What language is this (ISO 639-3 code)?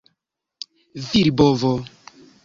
epo